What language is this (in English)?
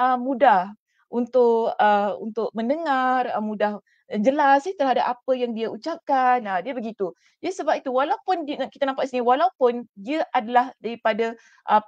Malay